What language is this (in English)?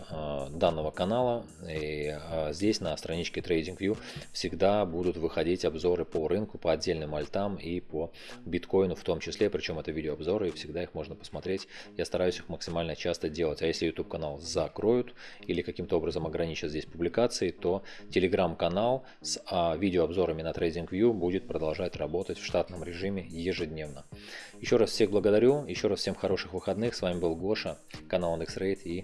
Russian